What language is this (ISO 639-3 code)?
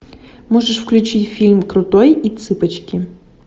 rus